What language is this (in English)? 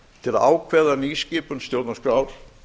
Icelandic